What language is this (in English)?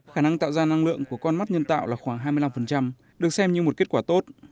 Vietnamese